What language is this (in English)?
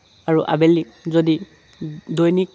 Assamese